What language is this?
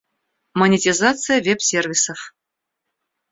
Russian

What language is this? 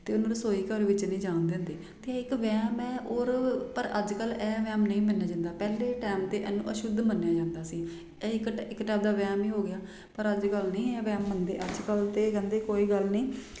Punjabi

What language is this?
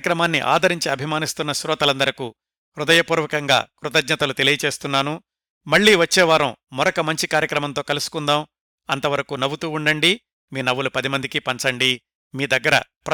Telugu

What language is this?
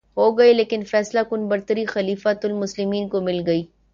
Urdu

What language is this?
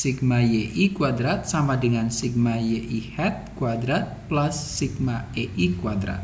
Indonesian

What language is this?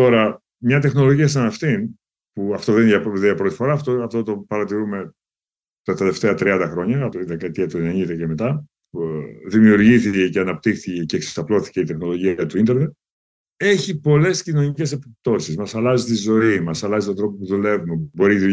Greek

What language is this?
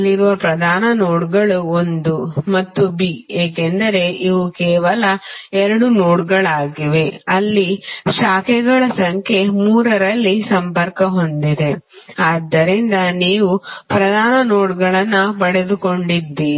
Kannada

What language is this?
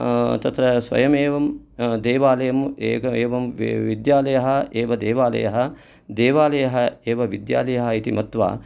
Sanskrit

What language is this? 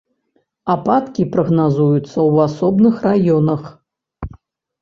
Belarusian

